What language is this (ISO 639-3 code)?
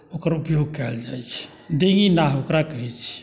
mai